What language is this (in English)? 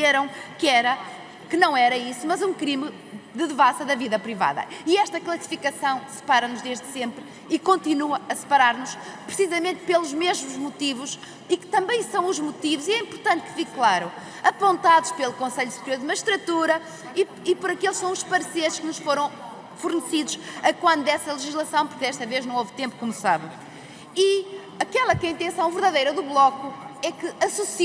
Portuguese